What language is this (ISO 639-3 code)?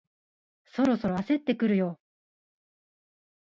jpn